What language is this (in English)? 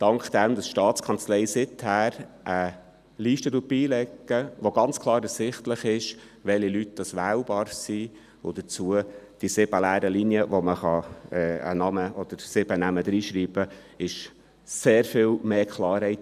Swiss German